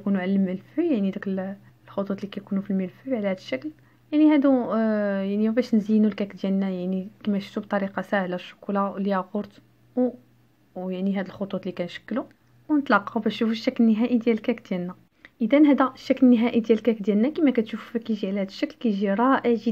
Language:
Arabic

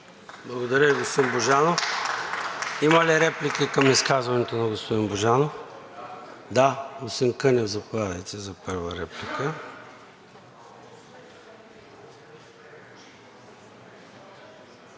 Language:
Bulgarian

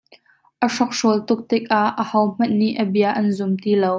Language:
Hakha Chin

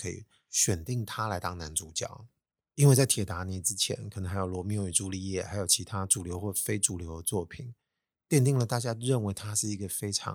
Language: Chinese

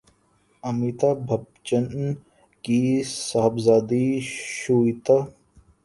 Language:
Urdu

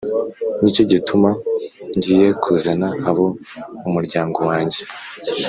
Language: Kinyarwanda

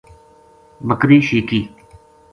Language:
Gujari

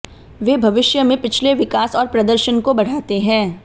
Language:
Hindi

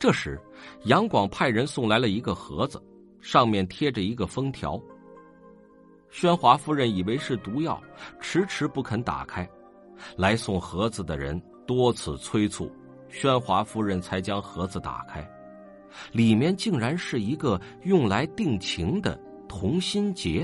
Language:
Chinese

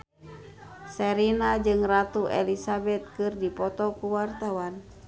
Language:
Sundanese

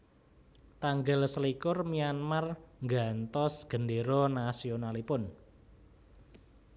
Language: Javanese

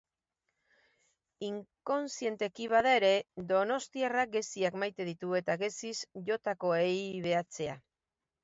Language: Basque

